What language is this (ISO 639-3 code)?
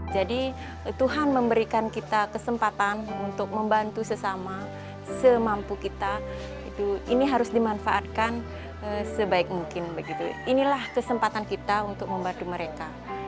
ind